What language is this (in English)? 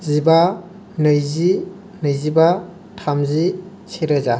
Bodo